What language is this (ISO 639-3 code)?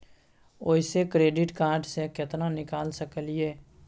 mai